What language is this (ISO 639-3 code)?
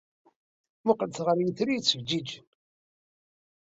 kab